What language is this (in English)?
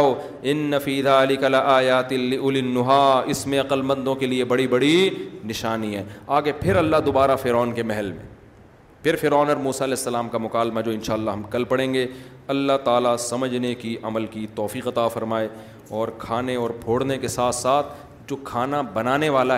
Urdu